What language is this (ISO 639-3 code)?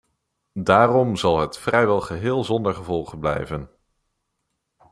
nld